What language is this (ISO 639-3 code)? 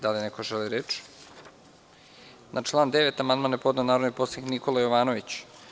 srp